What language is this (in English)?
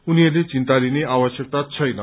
Nepali